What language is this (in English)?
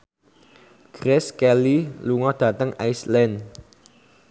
Javanese